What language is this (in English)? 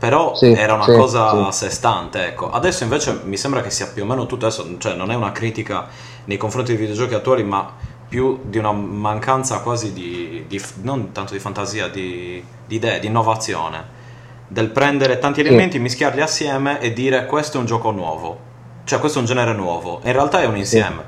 Italian